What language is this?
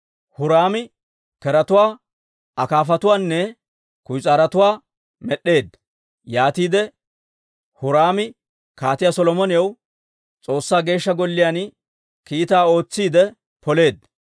Dawro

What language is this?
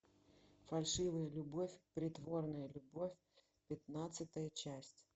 Russian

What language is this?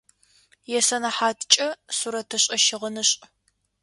Adyghe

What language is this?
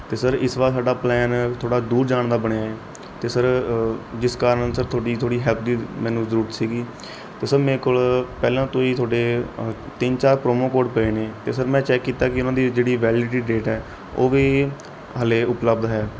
Punjabi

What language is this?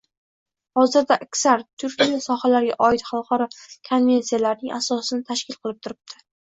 Uzbek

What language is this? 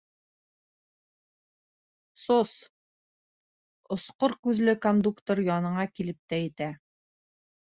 Bashkir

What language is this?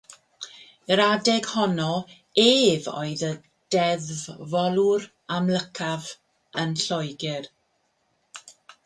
Welsh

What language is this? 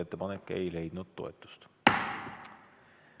Estonian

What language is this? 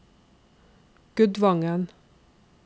Norwegian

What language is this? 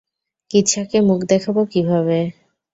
Bangla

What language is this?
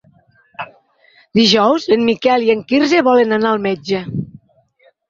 Catalan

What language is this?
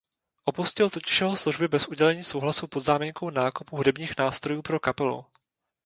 Czech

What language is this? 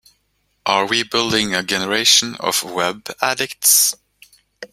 English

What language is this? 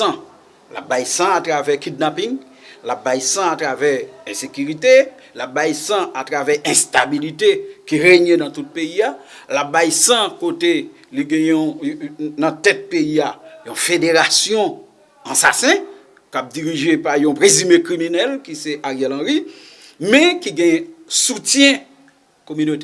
French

